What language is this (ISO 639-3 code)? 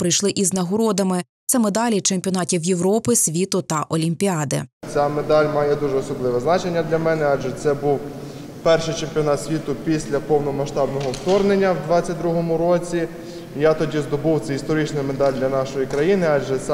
ukr